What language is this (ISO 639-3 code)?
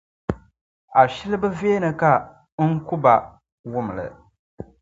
dag